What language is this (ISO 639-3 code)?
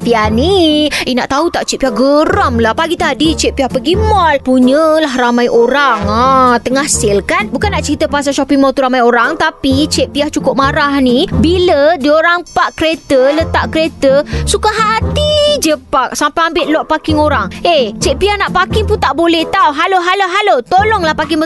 msa